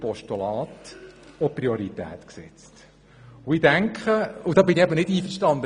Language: Swiss German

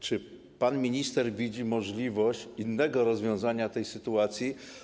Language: Polish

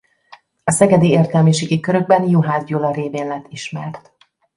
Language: Hungarian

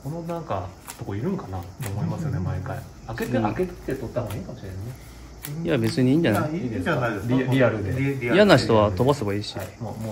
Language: Japanese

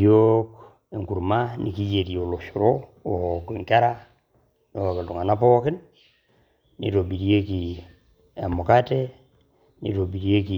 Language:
Masai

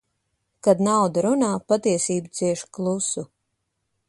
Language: Latvian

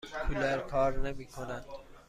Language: Persian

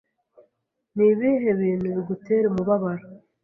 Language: Kinyarwanda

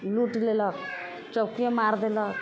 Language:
Maithili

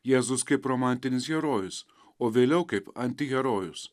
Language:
Lithuanian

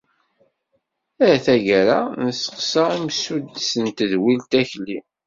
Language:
Kabyle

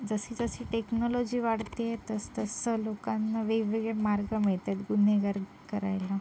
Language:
Marathi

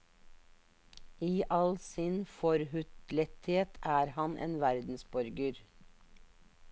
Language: Norwegian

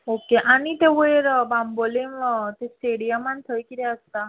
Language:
Konkani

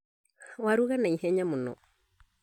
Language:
Kikuyu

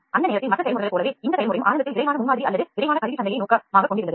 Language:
Tamil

